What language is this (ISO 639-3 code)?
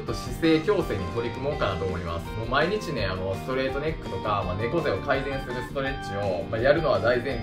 jpn